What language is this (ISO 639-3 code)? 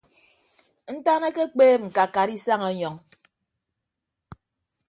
ibb